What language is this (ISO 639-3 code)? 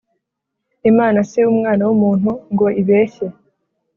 kin